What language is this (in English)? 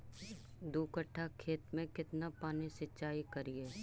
Magahi